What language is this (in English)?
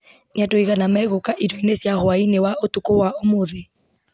Kikuyu